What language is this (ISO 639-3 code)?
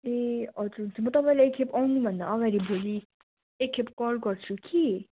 nep